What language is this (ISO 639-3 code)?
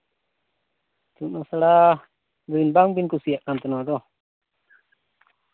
sat